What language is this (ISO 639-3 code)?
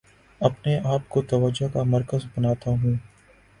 urd